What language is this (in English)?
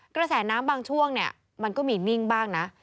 Thai